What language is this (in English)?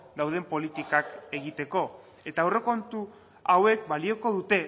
Basque